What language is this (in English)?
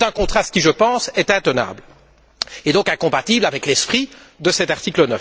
French